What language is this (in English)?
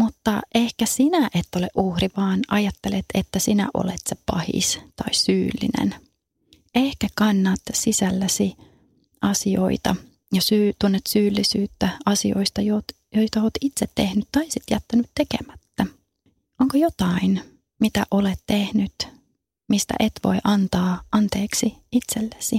Finnish